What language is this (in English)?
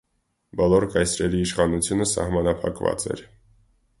Armenian